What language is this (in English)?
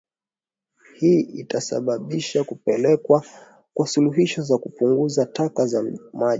Swahili